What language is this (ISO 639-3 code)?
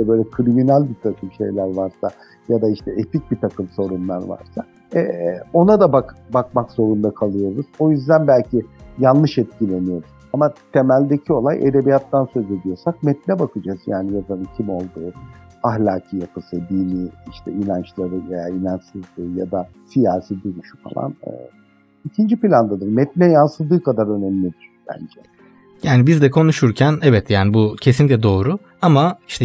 tur